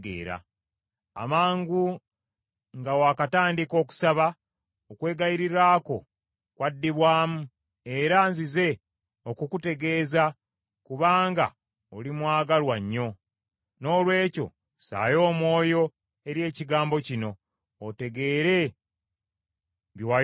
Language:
Ganda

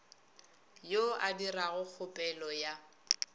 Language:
Northern Sotho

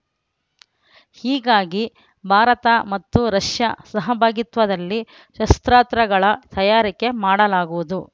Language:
Kannada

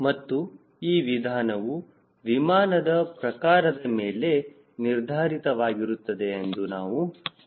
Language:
Kannada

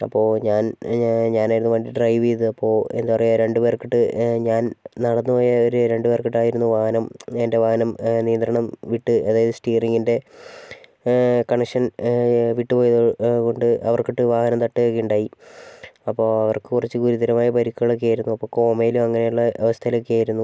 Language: Malayalam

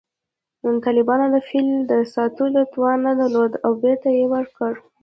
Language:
Pashto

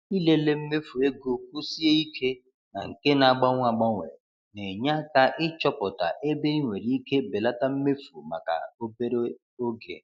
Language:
Igbo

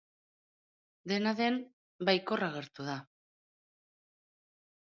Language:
Basque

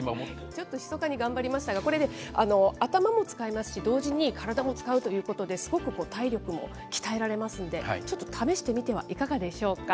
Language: Japanese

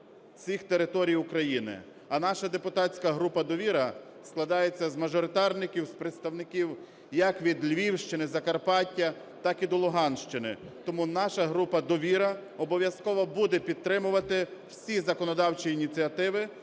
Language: Ukrainian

